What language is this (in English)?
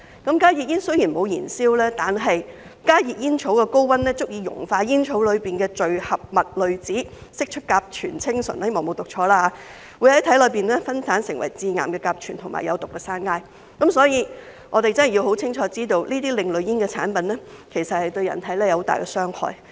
Cantonese